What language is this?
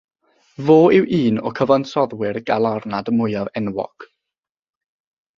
Welsh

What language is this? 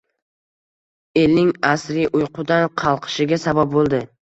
Uzbek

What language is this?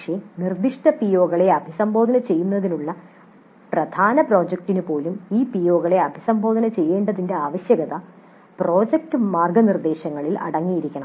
Malayalam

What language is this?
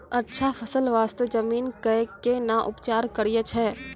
Maithili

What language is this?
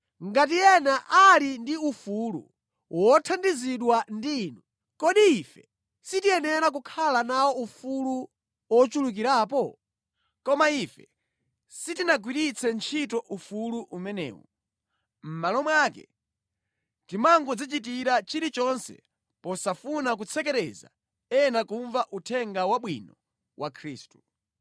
Nyanja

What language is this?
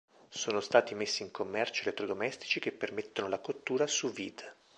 Italian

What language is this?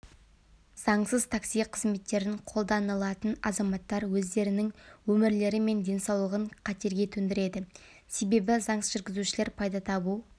Kazakh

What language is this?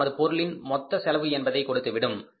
Tamil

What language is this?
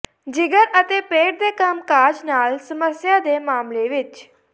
Punjabi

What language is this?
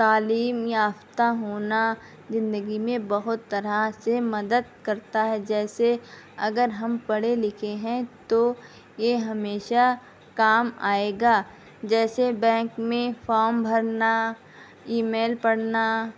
Urdu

